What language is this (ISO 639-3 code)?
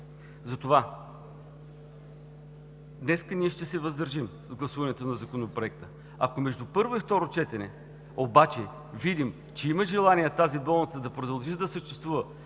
bul